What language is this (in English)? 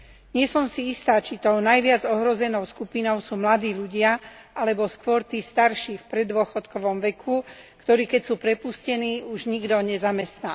Slovak